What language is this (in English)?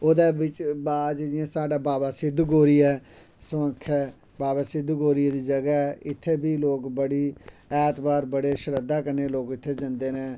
Dogri